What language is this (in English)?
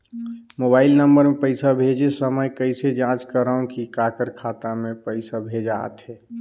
Chhattisgarhi